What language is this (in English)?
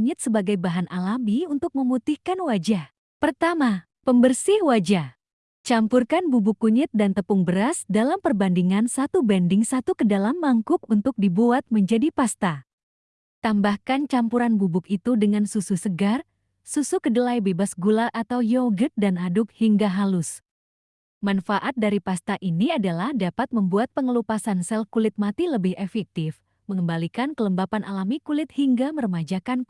Indonesian